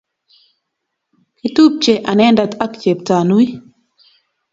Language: Kalenjin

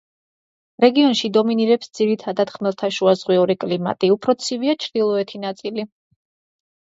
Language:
Georgian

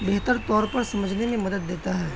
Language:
Urdu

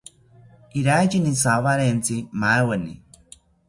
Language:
South Ucayali Ashéninka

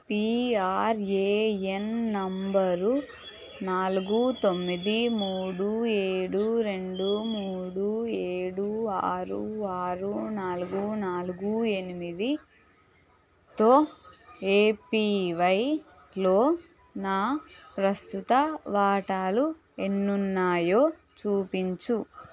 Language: Telugu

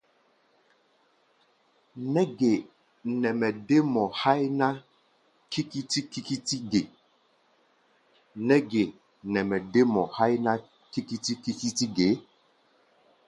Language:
Gbaya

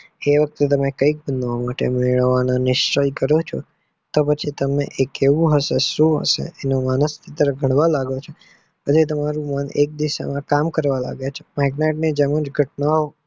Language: Gujarati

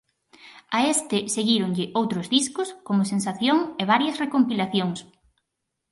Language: Galician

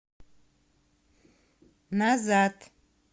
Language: Russian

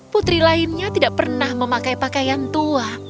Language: Indonesian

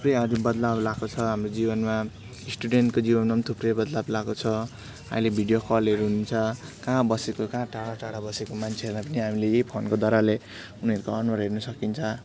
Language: Nepali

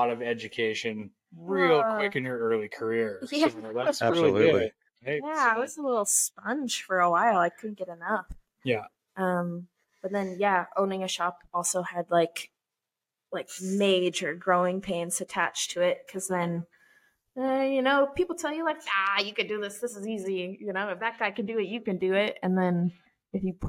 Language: English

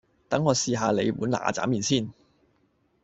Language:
Cantonese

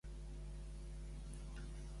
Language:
Catalan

